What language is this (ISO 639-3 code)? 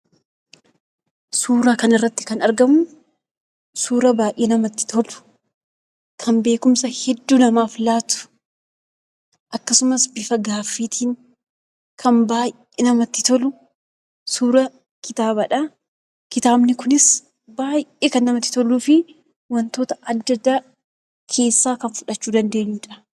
orm